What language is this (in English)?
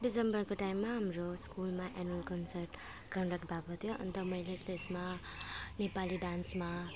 Nepali